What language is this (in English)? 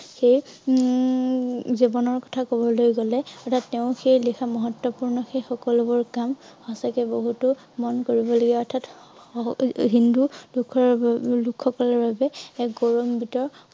Assamese